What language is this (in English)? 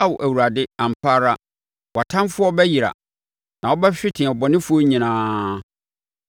Akan